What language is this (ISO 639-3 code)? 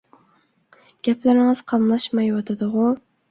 uig